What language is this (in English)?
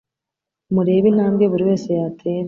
Kinyarwanda